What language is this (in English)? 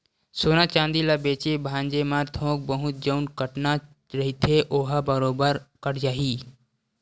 Chhattisgarhi